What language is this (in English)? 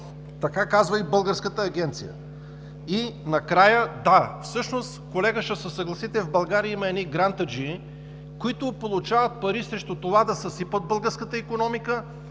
Bulgarian